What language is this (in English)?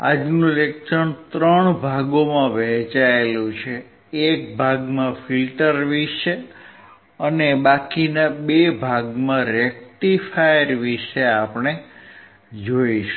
Gujarati